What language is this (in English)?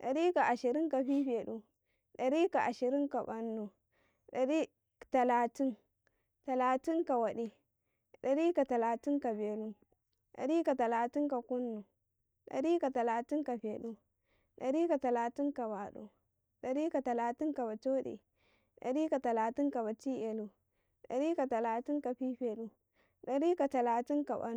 Karekare